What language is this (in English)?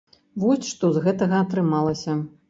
Belarusian